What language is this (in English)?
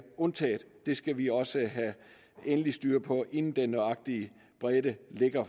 Danish